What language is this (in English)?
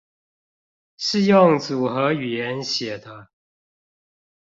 Chinese